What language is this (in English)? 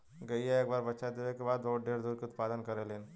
Bhojpuri